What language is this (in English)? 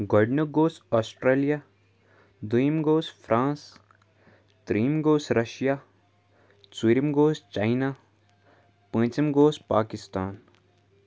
Kashmiri